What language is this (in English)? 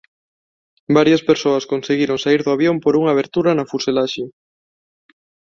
Galician